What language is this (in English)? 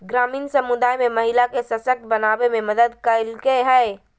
Magahi